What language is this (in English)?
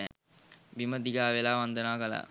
Sinhala